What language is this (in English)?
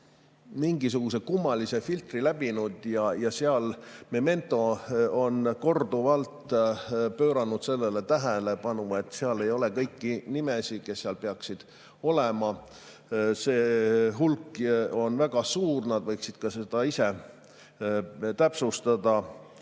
Estonian